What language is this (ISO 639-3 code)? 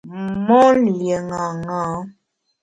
bax